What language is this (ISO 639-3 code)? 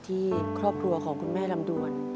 tha